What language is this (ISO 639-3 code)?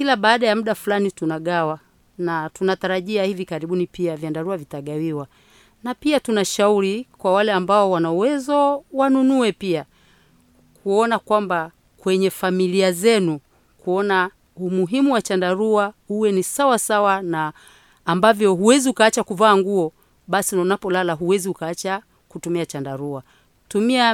swa